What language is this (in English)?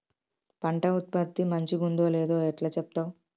Telugu